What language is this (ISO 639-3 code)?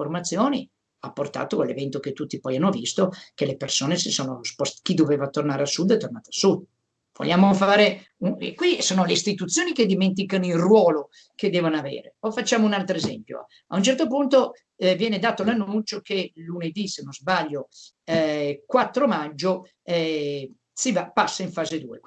ita